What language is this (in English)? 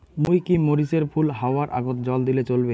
Bangla